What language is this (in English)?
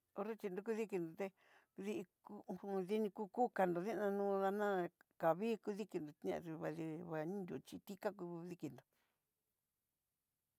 Southeastern Nochixtlán Mixtec